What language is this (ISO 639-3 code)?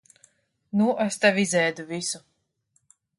lav